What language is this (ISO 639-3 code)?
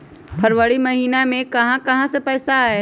mag